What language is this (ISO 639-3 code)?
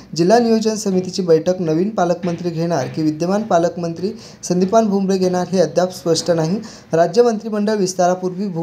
mar